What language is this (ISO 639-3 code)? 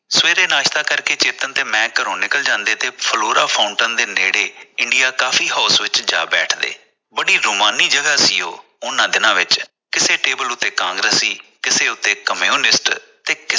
pan